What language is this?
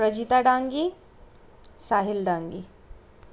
Nepali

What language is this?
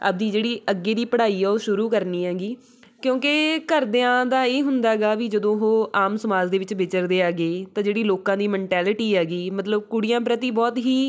Punjabi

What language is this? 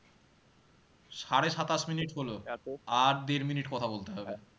Bangla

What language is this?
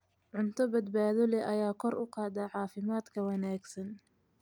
Somali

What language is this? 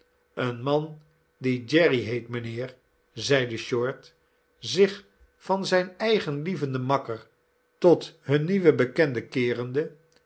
Dutch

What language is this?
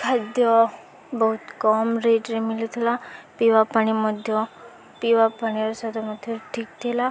Odia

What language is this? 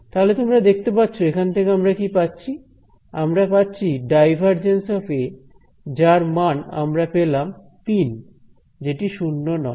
Bangla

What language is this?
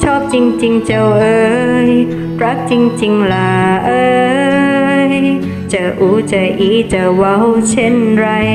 Thai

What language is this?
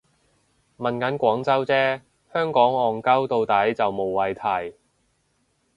Cantonese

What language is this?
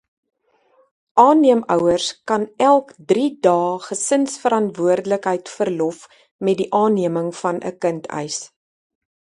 Afrikaans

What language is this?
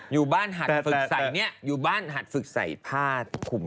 Thai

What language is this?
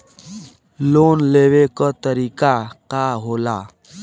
Bhojpuri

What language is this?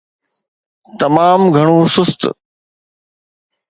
Sindhi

